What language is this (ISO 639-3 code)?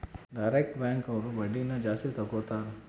kan